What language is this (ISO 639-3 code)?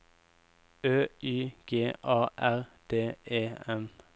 nor